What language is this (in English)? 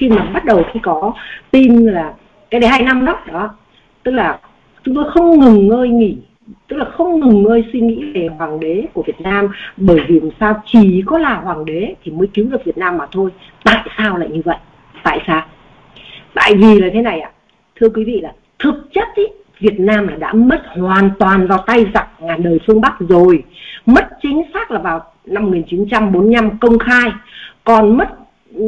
Vietnamese